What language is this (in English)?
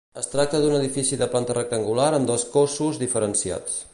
Catalan